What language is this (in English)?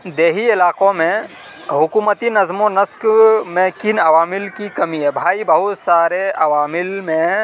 Urdu